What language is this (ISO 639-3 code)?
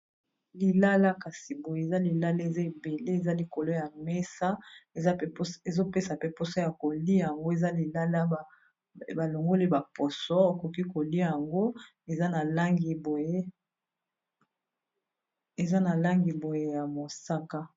lin